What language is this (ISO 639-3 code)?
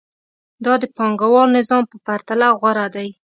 pus